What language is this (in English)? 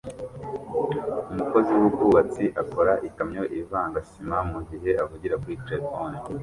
Kinyarwanda